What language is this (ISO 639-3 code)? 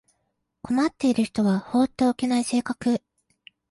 jpn